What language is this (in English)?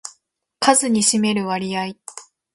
Japanese